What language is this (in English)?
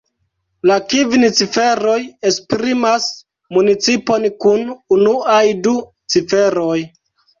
Esperanto